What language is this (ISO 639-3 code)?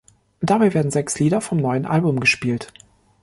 deu